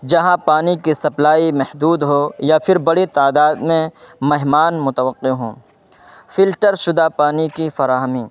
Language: Urdu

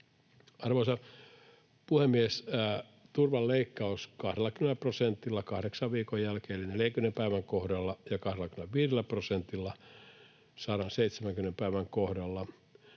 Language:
Finnish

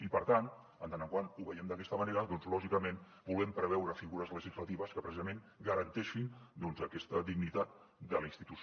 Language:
Catalan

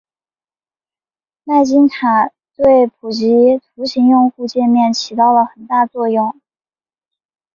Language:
Chinese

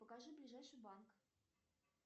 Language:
Russian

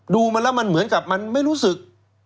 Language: Thai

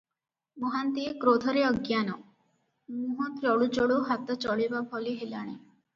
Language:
Odia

